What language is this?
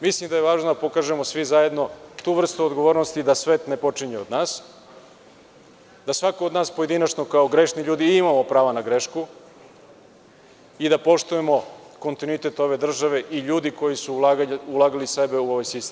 Serbian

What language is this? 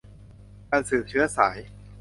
Thai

